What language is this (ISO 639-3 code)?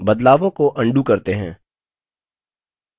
hin